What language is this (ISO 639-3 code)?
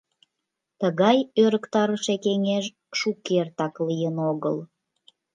chm